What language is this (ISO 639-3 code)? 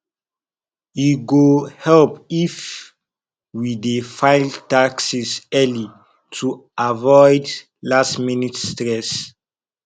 pcm